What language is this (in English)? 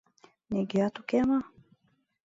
Mari